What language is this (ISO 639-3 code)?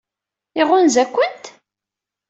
kab